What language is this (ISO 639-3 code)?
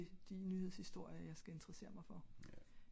dan